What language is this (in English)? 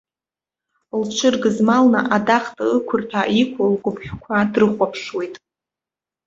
Abkhazian